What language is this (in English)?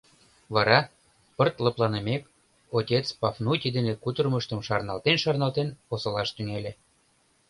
Mari